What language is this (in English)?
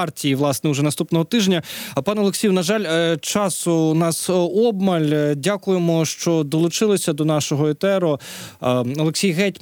Ukrainian